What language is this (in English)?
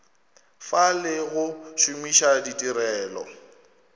Northern Sotho